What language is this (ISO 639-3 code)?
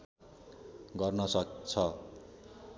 nep